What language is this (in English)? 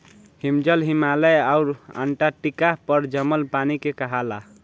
Bhojpuri